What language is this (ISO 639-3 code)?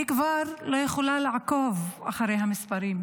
heb